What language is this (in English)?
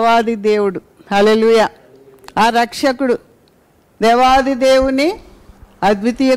Telugu